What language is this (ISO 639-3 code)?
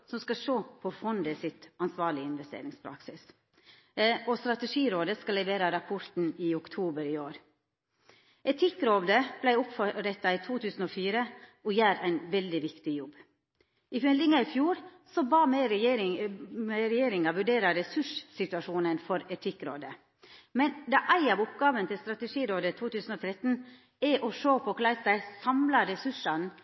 nno